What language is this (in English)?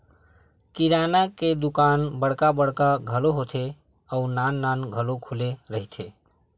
Chhattisgarhi